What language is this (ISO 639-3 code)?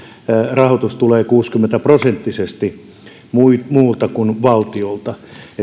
fin